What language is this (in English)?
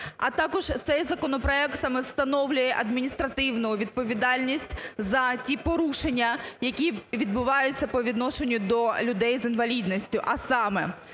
Ukrainian